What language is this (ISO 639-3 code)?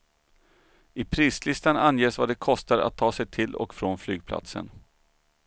swe